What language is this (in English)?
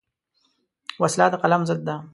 Pashto